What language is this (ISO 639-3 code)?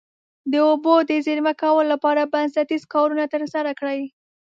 pus